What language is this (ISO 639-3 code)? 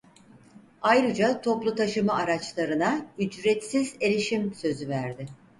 tur